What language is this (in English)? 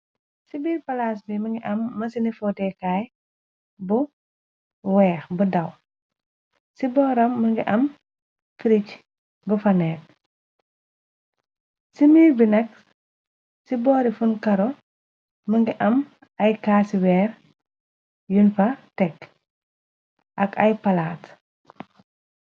Wolof